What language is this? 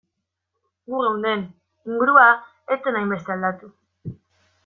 Basque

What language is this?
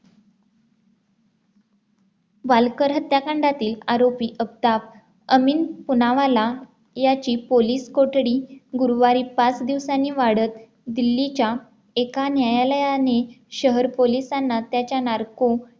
Marathi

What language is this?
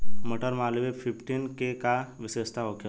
Bhojpuri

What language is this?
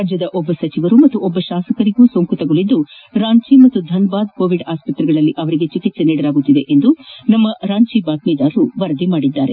Kannada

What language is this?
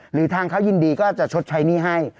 Thai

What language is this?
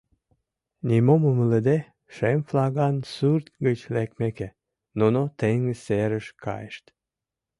Mari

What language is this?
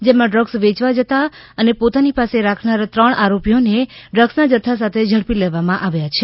Gujarati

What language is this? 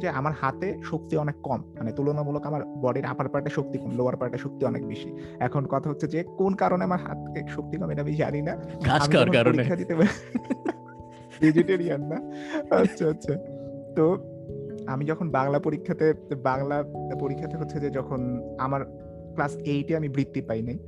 Bangla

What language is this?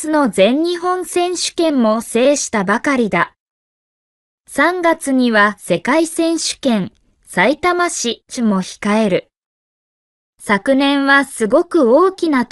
Japanese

